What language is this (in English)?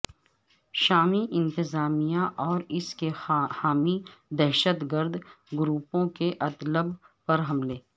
Urdu